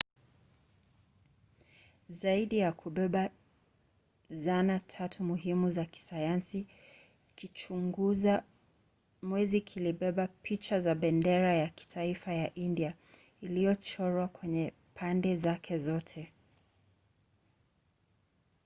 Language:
Swahili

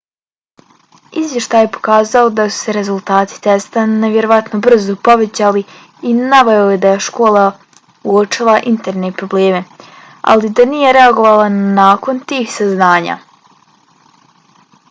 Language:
Bosnian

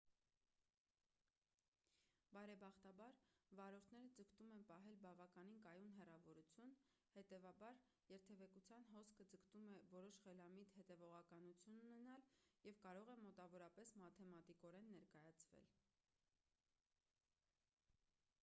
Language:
Armenian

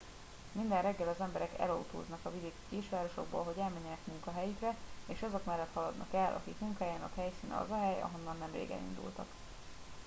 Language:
Hungarian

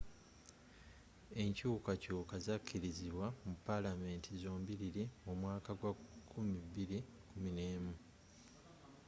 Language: Ganda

